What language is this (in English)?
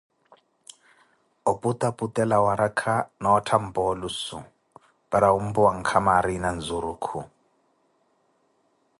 Koti